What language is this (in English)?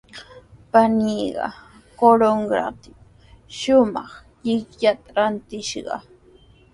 Sihuas Ancash Quechua